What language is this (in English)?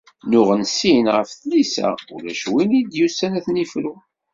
Kabyle